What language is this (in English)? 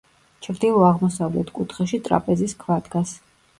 Georgian